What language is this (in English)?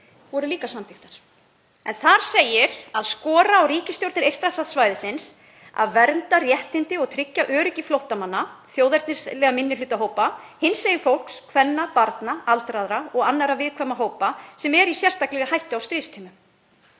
Icelandic